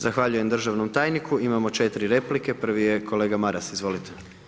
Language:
Croatian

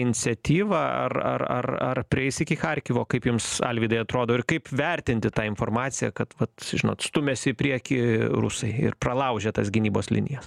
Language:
Lithuanian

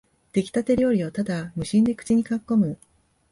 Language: Japanese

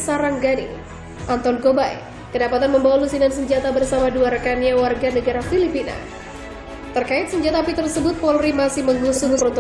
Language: Indonesian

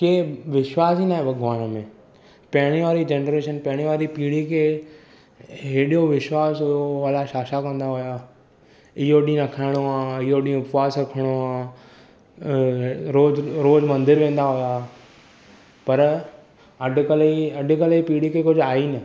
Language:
Sindhi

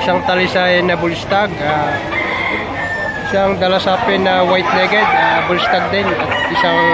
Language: Filipino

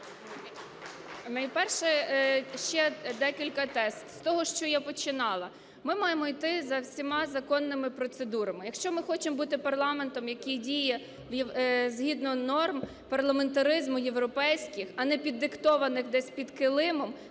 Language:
Ukrainian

